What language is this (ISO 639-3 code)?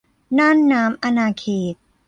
tha